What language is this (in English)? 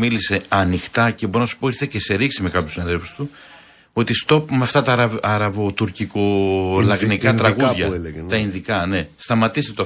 Greek